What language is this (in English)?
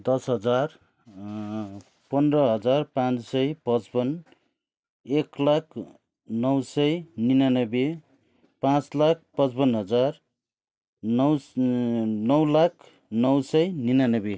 Nepali